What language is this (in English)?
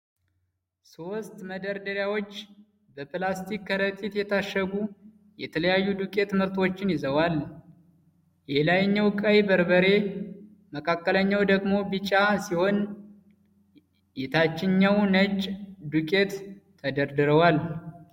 Amharic